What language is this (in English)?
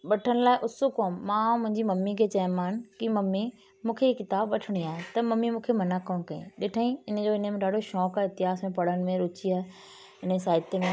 Sindhi